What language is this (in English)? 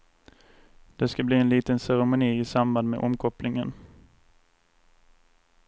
Swedish